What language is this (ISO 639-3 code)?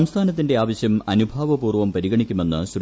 mal